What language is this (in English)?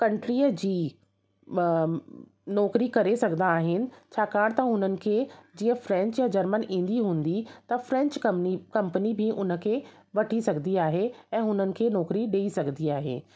Sindhi